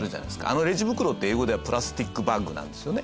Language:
Japanese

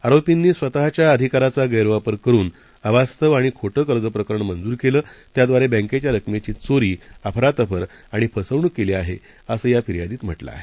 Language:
Marathi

